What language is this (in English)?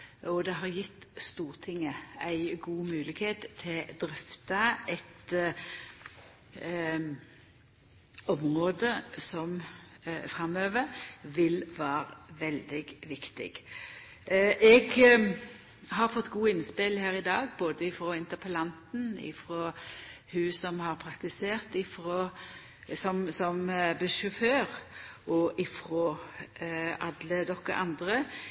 Norwegian Nynorsk